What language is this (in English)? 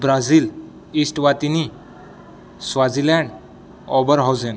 Marathi